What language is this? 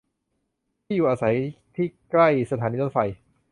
Thai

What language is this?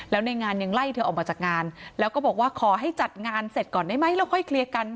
Thai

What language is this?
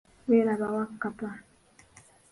Ganda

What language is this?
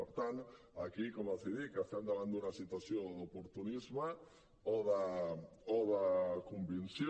Catalan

